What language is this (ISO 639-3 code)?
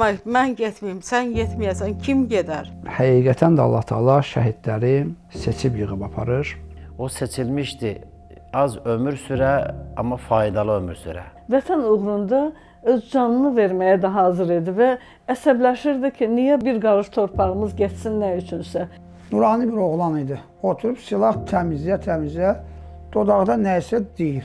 tur